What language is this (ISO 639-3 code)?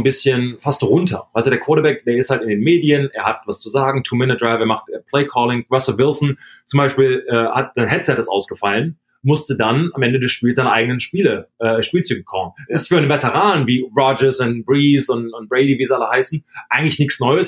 deu